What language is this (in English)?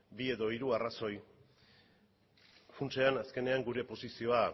Basque